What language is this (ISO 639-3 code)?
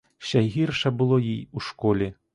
ukr